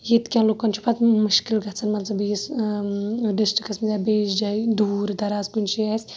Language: Kashmiri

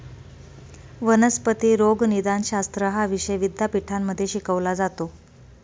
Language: Marathi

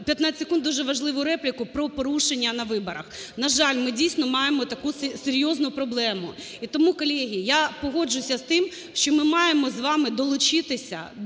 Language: Ukrainian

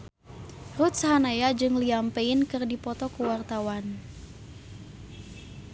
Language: Sundanese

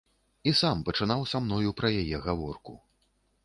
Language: Belarusian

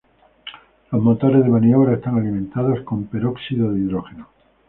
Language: Spanish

